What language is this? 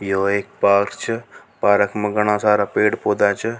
Rajasthani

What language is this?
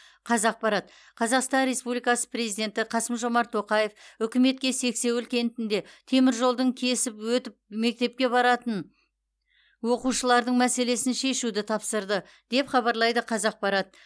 Kazakh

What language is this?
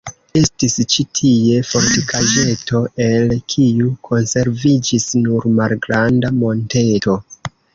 Esperanto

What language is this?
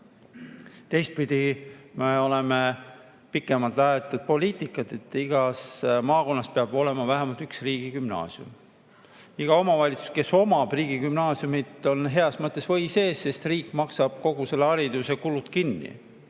Estonian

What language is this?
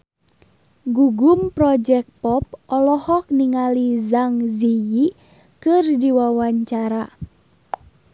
Sundanese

